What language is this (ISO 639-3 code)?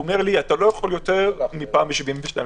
heb